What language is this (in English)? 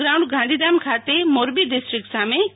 Gujarati